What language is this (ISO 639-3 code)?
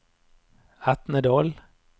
nor